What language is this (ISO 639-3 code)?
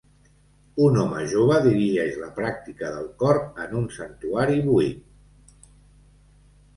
cat